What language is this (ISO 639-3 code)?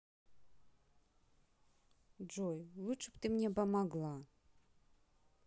rus